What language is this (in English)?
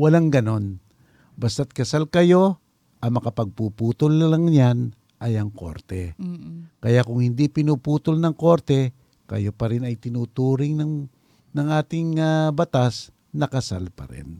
Filipino